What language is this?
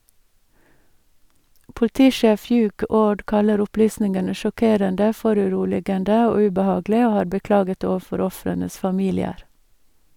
Norwegian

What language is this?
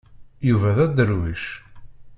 Kabyle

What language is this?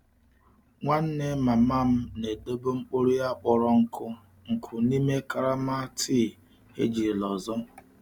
Igbo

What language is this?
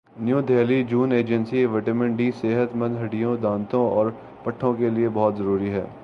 Urdu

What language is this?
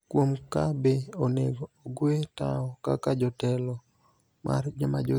Luo (Kenya and Tanzania)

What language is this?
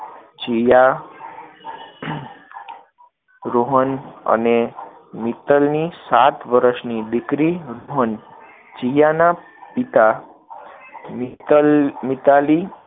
Gujarati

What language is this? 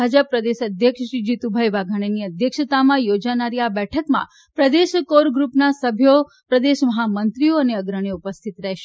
Gujarati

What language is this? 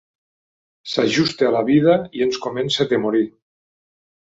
Catalan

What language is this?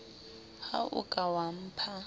Southern Sotho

